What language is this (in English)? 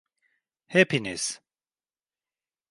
Turkish